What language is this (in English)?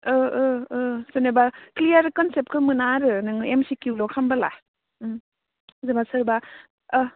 Bodo